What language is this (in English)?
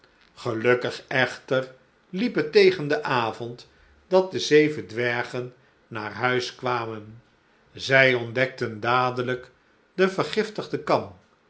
Dutch